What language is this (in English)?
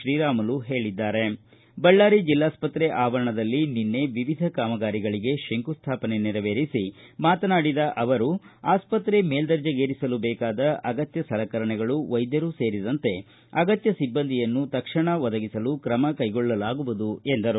Kannada